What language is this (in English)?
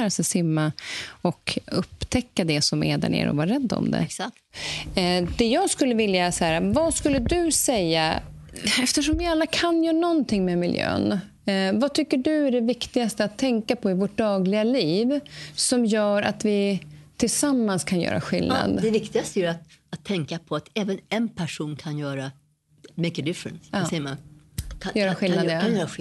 Swedish